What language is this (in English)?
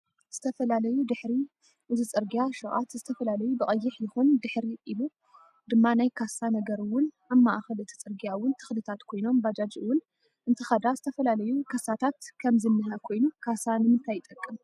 Tigrinya